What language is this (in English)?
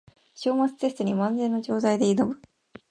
Japanese